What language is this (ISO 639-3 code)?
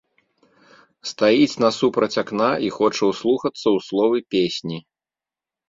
bel